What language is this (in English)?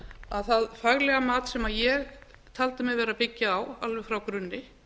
Icelandic